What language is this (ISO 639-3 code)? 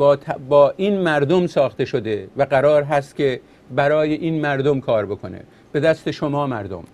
fas